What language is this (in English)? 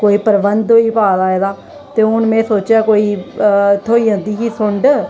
Dogri